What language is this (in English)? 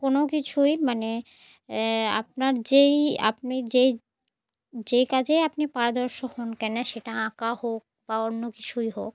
Bangla